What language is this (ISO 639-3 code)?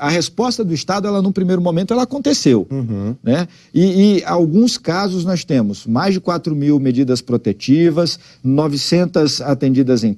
por